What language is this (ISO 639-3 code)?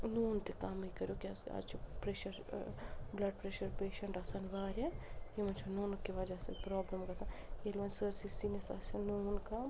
kas